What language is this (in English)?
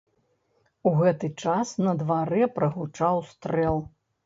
Belarusian